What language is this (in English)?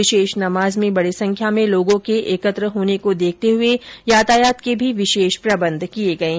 Hindi